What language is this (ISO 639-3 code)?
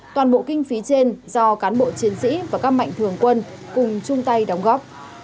vie